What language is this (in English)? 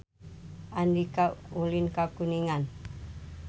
Sundanese